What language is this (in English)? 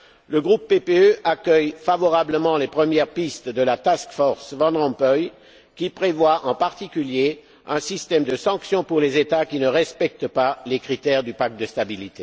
French